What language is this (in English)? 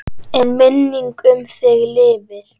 Icelandic